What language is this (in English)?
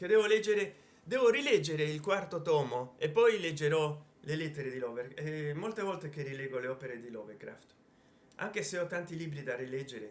Italian